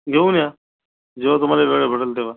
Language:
Marathi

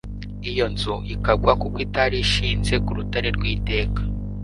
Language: Kinyarwanda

